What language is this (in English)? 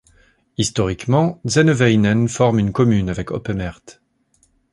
French